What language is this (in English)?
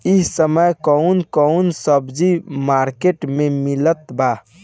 Bhojpuri